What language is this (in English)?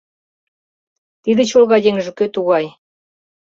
Mari